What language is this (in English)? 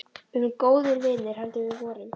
Icelandic